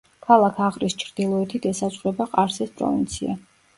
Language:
Georgian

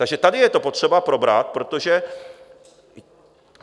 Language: Czech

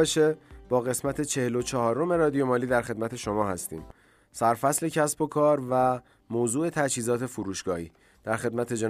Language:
Persian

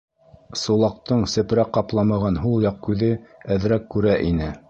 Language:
Bashkir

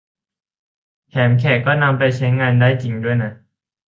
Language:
Thai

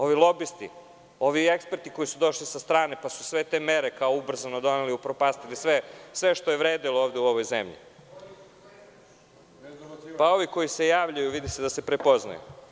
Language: Serbian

